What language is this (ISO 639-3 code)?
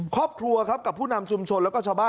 tha